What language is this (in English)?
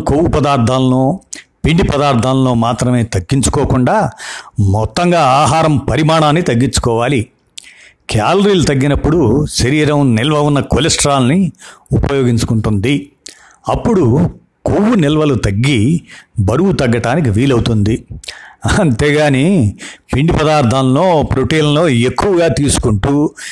Telugu